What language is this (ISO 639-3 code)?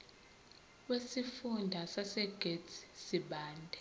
zul